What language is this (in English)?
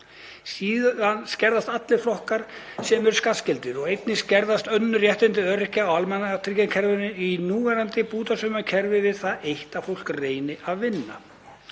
Icelandic